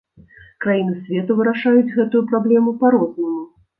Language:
Belarusian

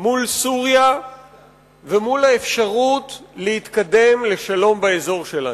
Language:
Hebrew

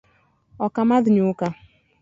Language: Luo (Kenya and Tanzania)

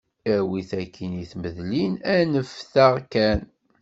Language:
Kabyle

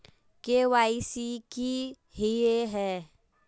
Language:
Magahi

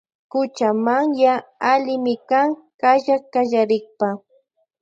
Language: Loja Highland Quichua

